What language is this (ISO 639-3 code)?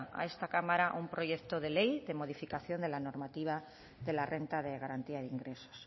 spa